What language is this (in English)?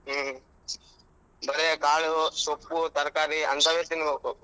Kannada